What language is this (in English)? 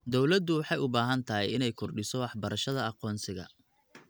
Somali